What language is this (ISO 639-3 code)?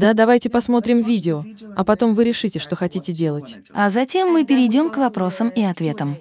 rus